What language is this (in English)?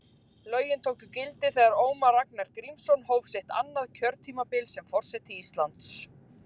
Icelandic